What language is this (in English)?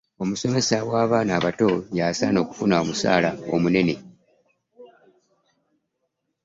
Ganda